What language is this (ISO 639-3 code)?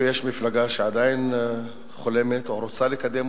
heb